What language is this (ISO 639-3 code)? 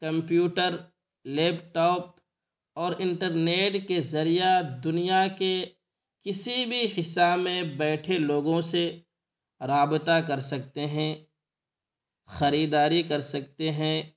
urd